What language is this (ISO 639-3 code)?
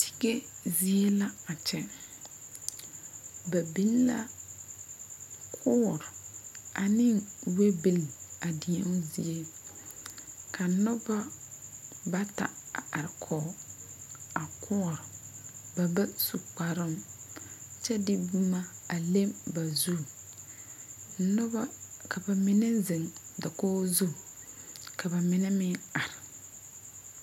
dga